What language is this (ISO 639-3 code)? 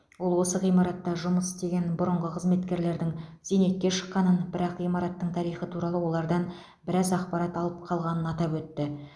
kaz